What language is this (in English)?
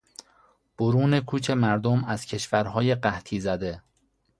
Persian